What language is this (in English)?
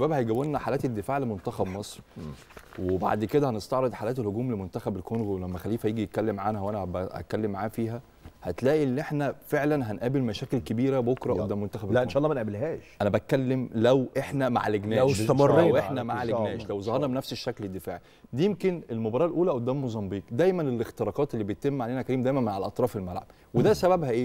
Arabic